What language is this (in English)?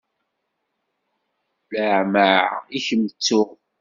Kabyle